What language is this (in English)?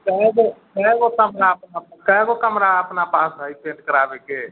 Maithili